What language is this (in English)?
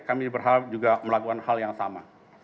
Indonesian